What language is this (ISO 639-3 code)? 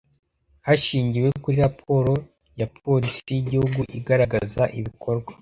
kin